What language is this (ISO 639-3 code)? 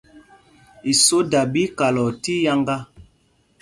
mgg